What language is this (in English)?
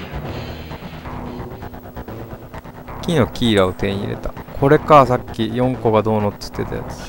Japanese